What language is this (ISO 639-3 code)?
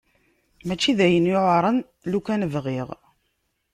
kab